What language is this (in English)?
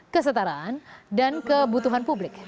Indonesian